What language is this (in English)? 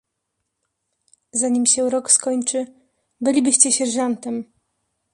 Polish